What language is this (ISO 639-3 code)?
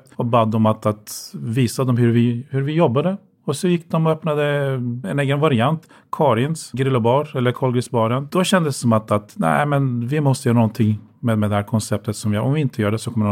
swe